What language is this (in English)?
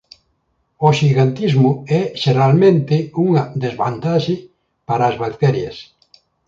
Galician